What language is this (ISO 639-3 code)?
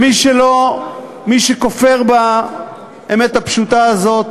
heb